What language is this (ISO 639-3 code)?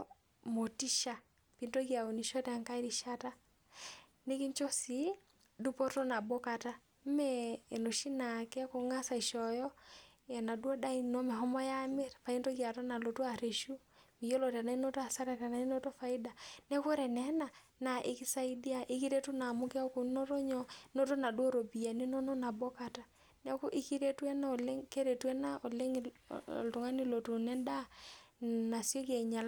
mas